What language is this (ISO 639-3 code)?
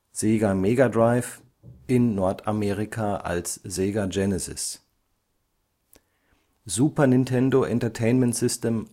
deu